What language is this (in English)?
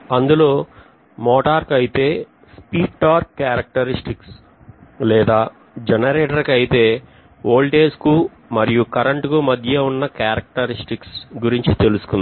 Telugu